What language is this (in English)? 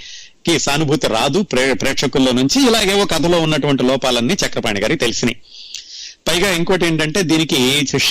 Telugu